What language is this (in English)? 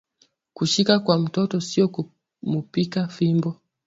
Swahili